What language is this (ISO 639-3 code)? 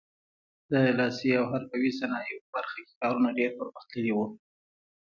pus